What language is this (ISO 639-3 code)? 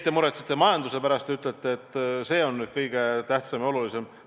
est